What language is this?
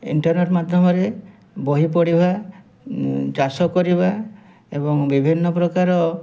Odia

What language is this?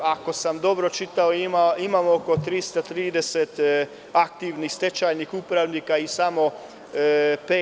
Serbian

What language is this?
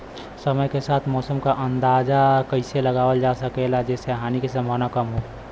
Bhojpuri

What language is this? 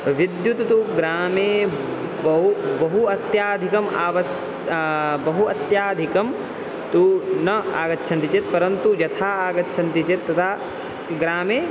Sanskrit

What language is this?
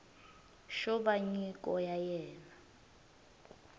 Tsonga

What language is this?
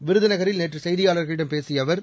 Tamil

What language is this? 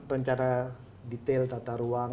Indonesian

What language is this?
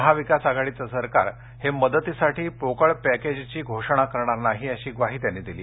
Marathi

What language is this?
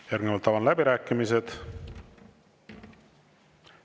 Estonian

